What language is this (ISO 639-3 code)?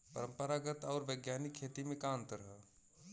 bho